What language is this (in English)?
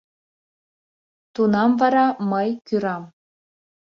Mari